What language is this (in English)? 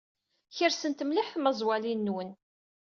Kabyle